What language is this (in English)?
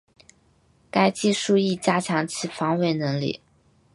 Chinese